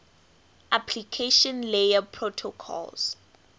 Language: English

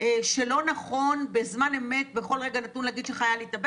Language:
Hebrew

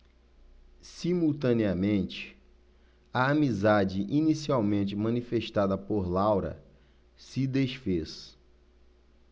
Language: Portuguese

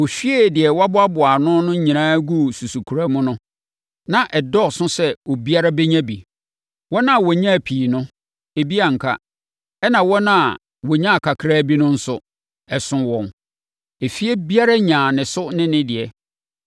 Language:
Akan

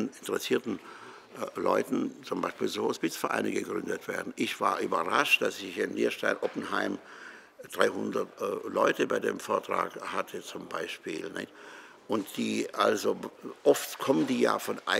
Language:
German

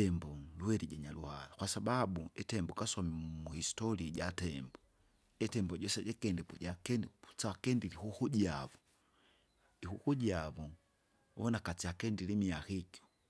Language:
Kinga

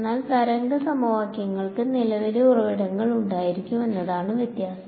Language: Malayalam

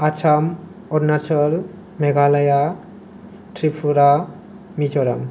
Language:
Bodo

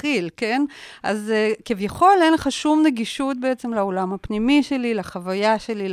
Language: Hebrew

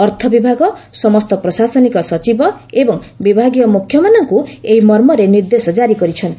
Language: Odia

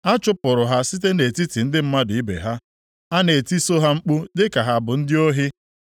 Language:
Igbo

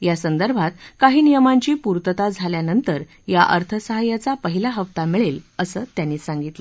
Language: Marathi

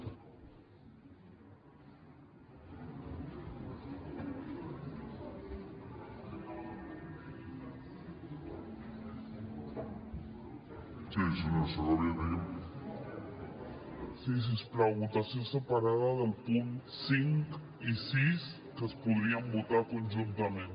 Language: Catalan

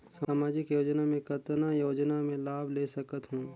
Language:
Chhattisgarhi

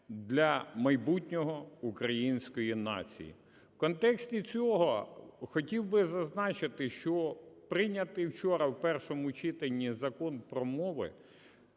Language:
Ukrainian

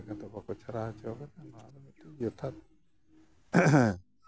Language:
Santali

